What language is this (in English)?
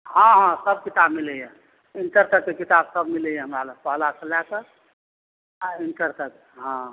Maithili